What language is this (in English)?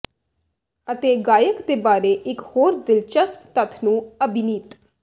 Punjabi